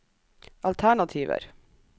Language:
Norwegian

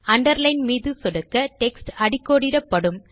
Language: Tamil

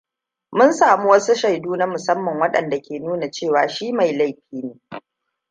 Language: Hausa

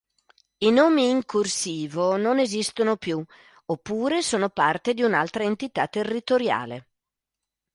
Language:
Italian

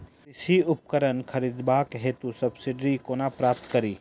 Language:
Maithili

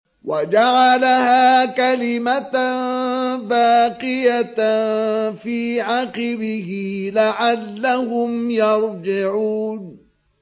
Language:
Arabic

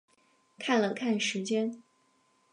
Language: Chinese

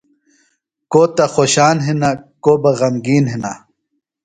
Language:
Phalura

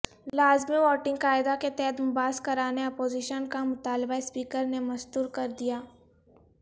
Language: Urdu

